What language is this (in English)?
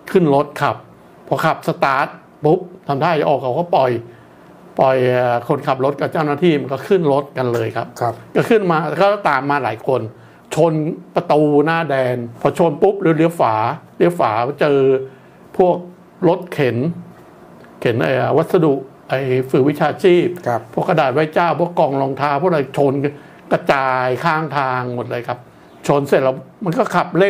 Thai